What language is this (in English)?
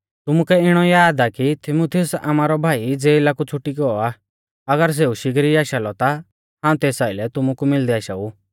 Mahasu Pahari